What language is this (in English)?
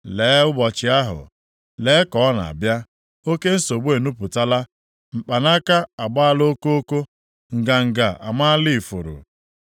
Igbo